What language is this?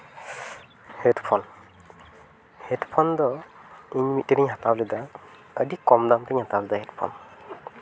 Santali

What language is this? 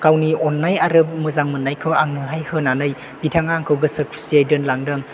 Bodo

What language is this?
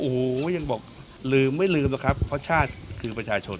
Thai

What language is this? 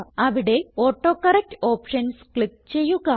Malayalam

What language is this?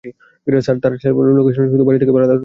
Bangla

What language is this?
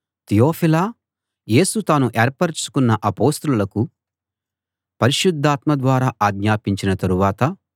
Telugu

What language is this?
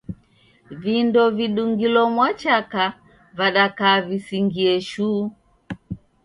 Taita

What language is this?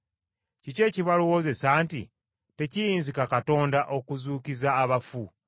Ganda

